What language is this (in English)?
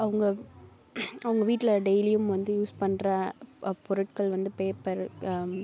Tamil